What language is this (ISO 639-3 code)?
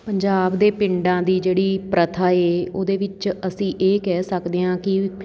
pan